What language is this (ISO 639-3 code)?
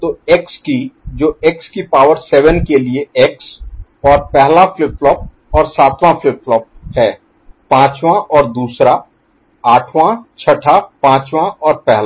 hin